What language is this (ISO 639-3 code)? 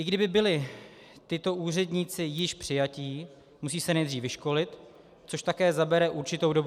ces